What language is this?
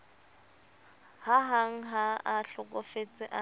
Southern Sotho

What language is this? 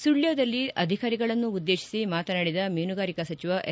Kannada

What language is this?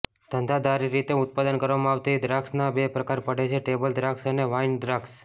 Gujarati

